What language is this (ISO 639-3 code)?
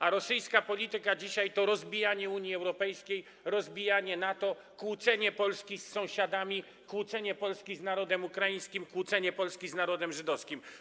pol